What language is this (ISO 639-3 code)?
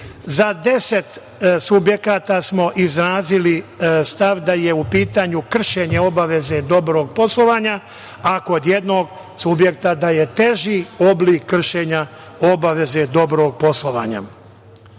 srp